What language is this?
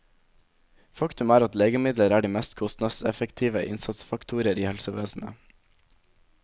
Norwegian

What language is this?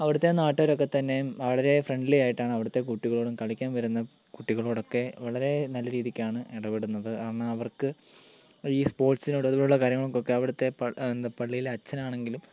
Malayalam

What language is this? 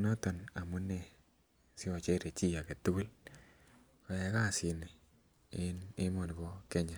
Kalenjin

